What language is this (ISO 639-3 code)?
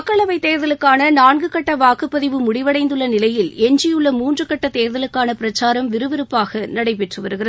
tam